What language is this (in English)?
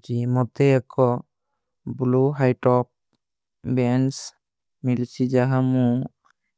Kui (India)